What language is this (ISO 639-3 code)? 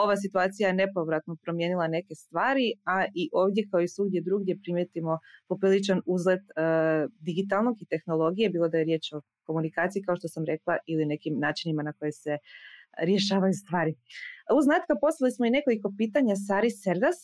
hrv